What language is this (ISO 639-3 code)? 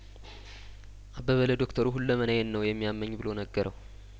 amh